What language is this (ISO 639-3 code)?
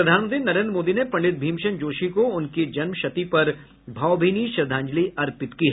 hin